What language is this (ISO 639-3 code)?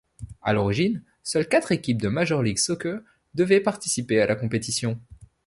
fra